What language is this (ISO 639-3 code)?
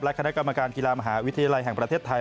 tha